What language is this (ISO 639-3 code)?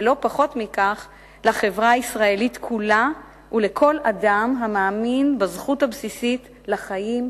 heb